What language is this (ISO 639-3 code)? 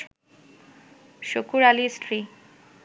ben